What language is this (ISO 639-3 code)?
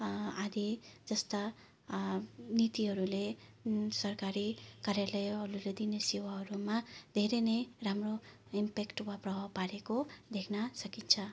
nep